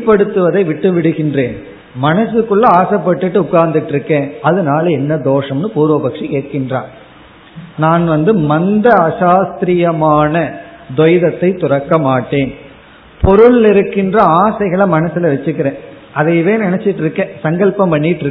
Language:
Tamil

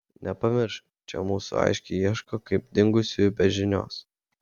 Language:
Lithuanian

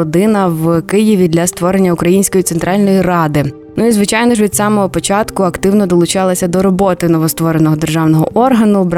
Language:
Ukrainian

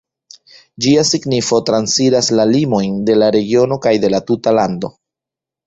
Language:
Esperanto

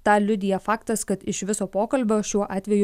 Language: Lithuanian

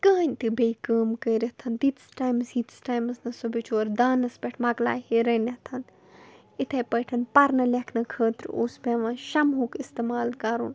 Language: Kashmiri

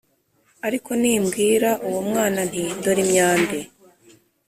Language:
Kinyarwanda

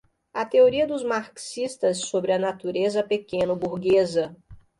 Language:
Portuguese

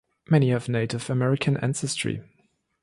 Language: English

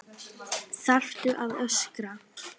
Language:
Icelandic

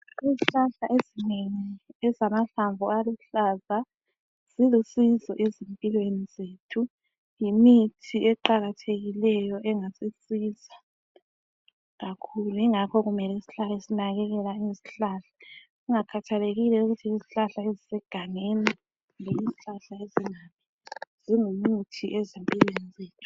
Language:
North Ndebele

